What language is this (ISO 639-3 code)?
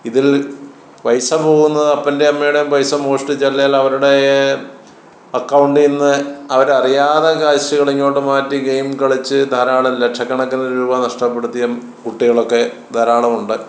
mal